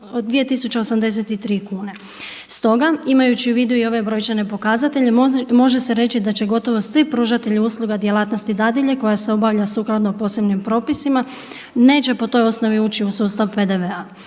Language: Croatian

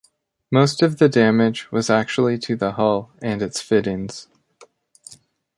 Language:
English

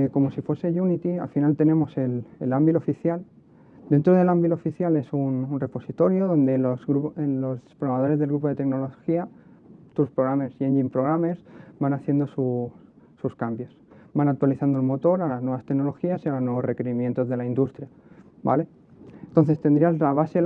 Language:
Spanish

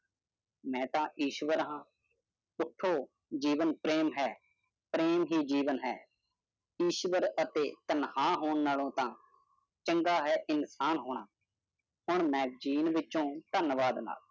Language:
Punjabi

